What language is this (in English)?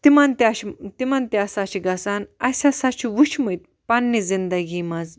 Kashmiri